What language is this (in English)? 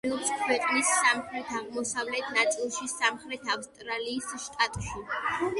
Georgian